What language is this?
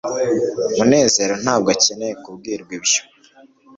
Kinyarwanda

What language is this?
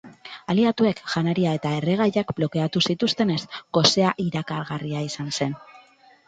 Basque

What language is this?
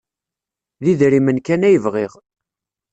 Kabyle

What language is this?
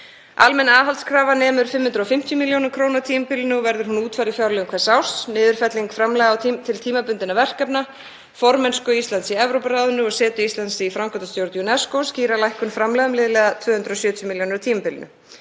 Icelandic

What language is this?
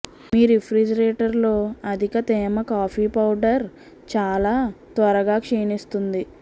Telugu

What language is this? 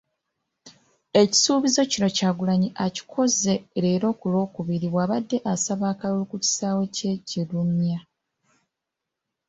Ganda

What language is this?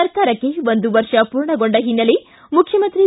Kannada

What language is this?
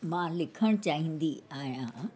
Sindhi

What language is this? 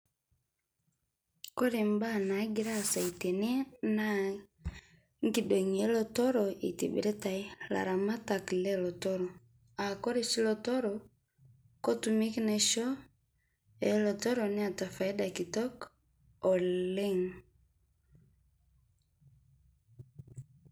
Masai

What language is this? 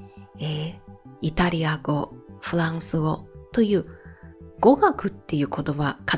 Japanese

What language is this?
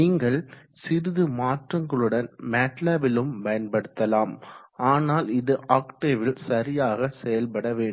Tamil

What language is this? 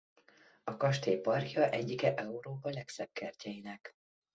Hungarian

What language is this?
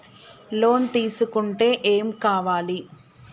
Telugu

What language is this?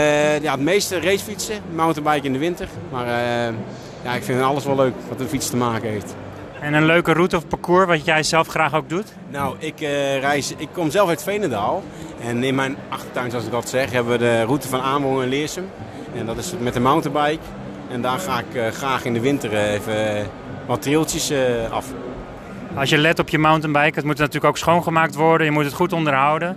Dutch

